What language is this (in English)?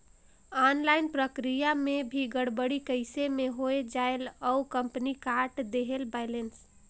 Chhattisgarhi